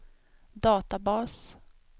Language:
Swedish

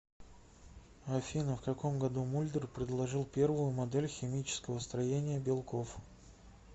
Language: Russian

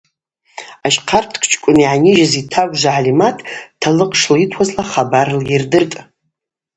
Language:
Abaza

